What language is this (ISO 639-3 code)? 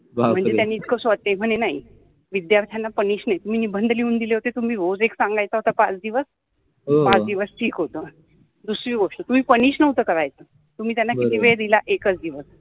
mar